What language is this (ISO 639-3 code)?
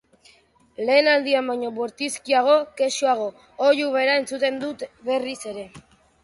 eus